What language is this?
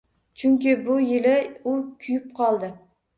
Uzbek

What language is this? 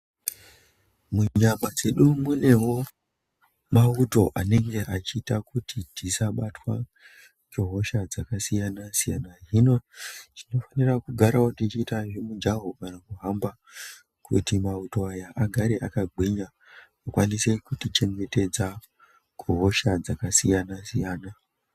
Ndau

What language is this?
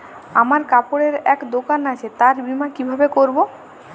Bangla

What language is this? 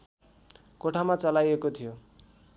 Nepali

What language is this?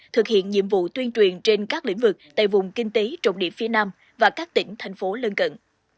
Vietnamese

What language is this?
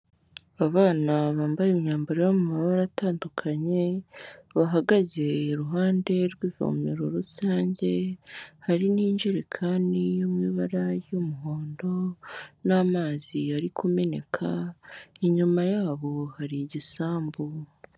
Kinyarwanda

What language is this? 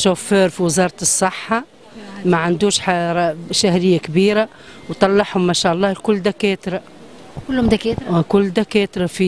Arabic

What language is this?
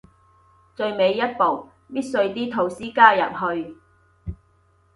Cantonese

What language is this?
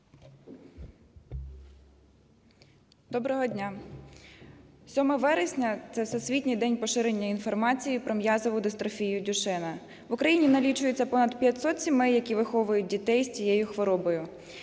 Ukrainian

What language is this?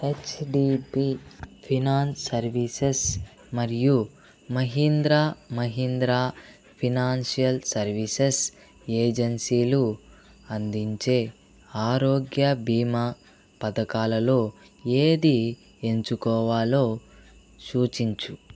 Telugu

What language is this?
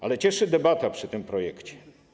Polish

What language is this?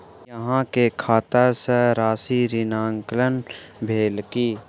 Maithili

